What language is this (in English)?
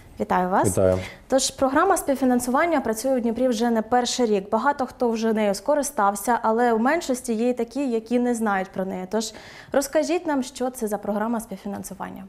Ukrainian